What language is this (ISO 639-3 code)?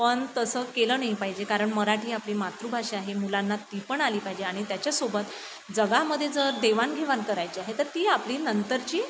mar